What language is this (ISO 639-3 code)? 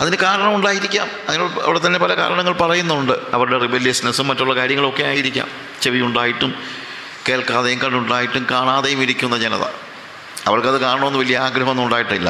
mal